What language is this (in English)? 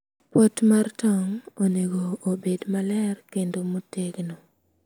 Luo (Kenya and Tanzania)